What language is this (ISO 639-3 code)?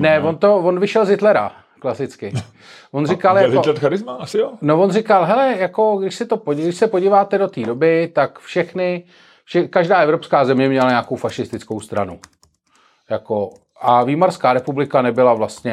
ces